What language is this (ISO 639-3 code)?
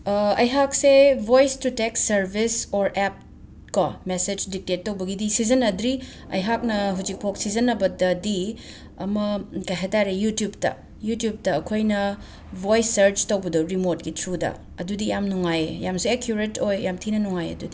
mni